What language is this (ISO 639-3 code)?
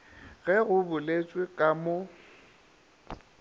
nso